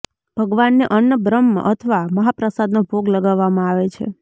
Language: Gujarati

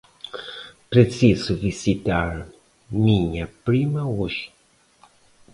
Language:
Portuguese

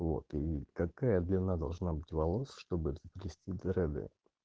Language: Russian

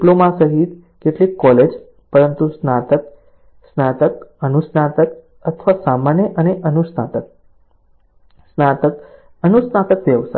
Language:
Gujarati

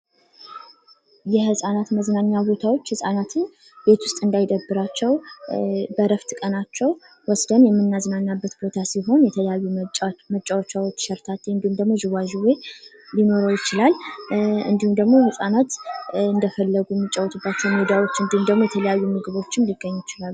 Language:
Amharic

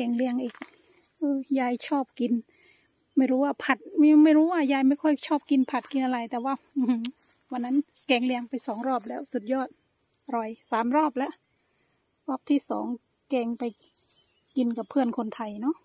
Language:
Thai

